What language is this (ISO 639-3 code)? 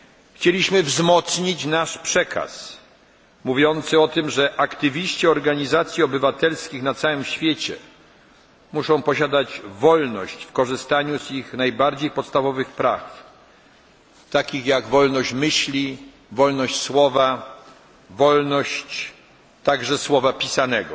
pol